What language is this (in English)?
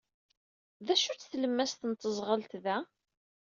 Kabyle